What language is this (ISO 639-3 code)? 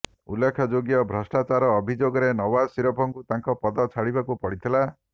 ori